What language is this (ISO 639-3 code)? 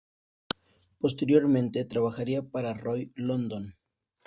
spa